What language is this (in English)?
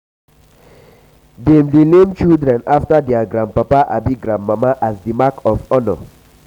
Nigerian Pidgin